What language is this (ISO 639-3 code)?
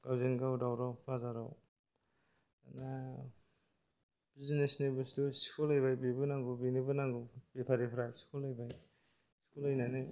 brx